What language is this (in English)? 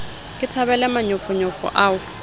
Southern Sotho